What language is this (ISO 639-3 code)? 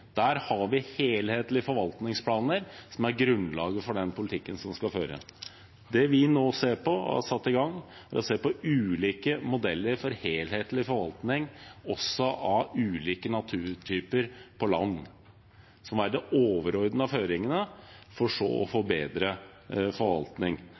nob